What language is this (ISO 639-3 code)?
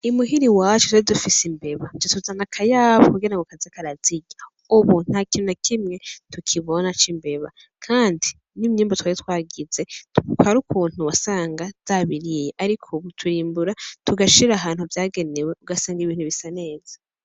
run